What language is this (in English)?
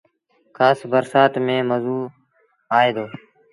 Sindhi Bhil